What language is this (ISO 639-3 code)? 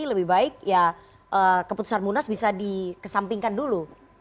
ind